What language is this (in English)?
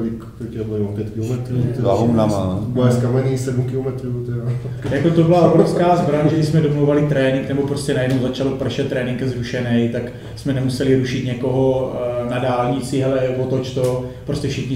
Czech